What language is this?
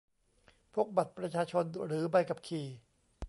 Thai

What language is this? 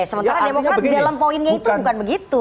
Indonesian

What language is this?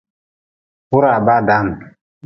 Nawdm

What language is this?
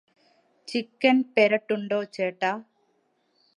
Malayalam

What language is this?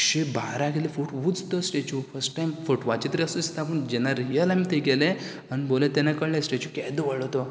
Konkani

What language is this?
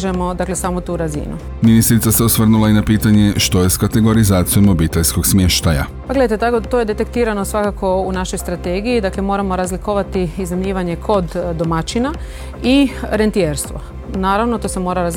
Croatian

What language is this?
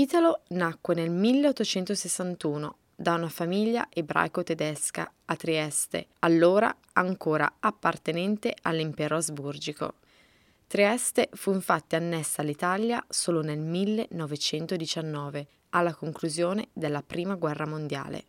Italian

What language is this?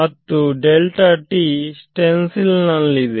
Kannada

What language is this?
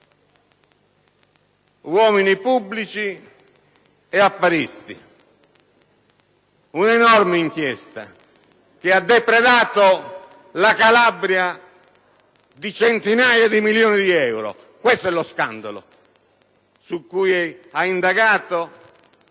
Italian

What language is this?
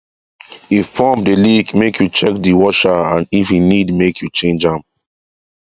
Nigerian Pidgin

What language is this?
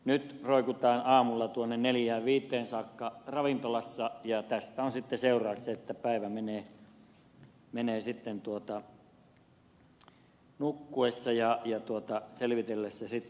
Finnish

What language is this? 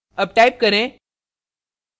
Hindi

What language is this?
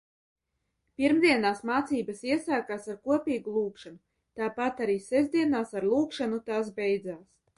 Latvian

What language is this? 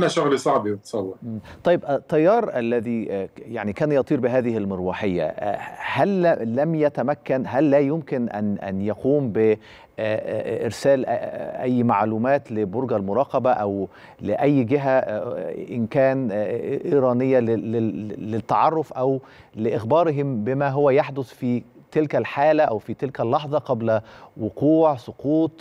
Arabic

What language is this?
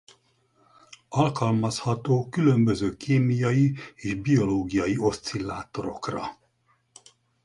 Hungarian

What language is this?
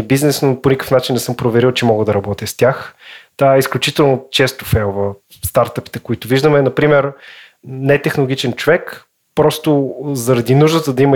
Bulgarian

